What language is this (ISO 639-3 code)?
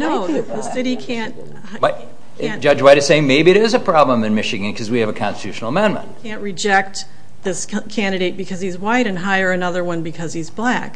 eng